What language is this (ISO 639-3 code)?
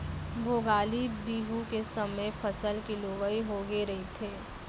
hne